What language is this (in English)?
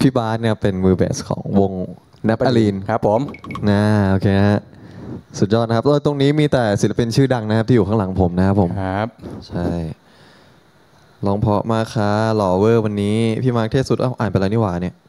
Thai